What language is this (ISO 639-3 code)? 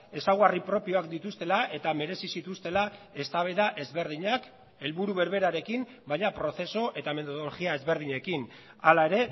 eus